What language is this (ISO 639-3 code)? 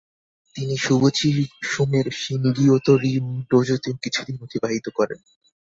ben